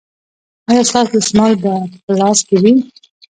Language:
Pashto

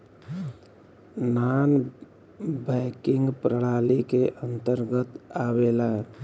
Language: Bhojpuri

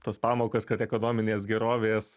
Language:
Lithuanian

